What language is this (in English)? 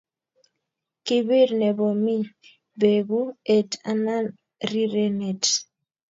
Kalenjin